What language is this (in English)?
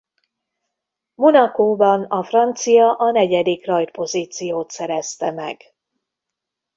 Hungarian